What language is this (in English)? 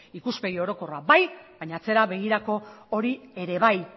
Basque